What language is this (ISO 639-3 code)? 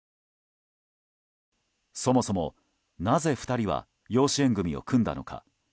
jpn